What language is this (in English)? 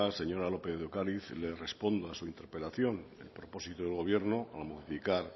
Spanish